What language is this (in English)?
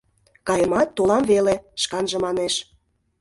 Mari